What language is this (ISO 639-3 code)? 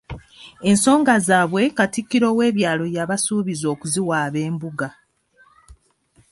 lug